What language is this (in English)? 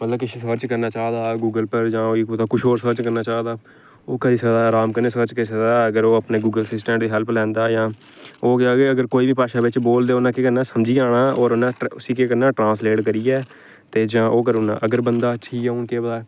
Dogri